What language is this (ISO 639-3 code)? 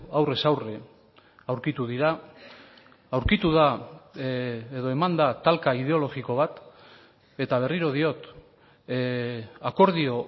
eus